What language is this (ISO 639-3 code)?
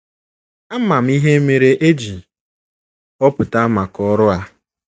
ibo